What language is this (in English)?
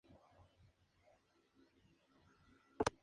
Spanish